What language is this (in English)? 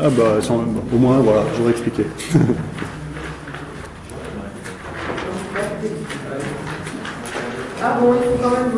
French